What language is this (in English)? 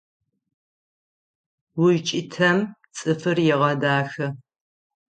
Adyghe